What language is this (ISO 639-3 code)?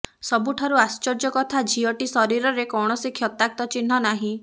ori